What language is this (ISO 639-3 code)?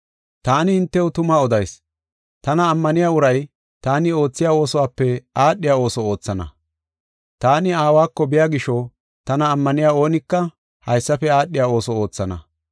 gof